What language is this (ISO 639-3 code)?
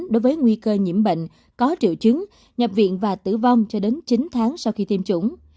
vie